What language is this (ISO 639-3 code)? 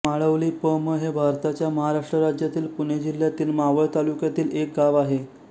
mar